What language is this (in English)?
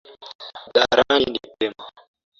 Swahili